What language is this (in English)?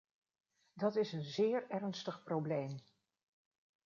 Dutch